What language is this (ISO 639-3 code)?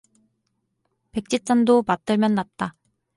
kor